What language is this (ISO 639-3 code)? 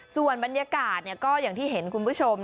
tha